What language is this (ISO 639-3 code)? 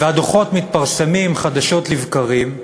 heb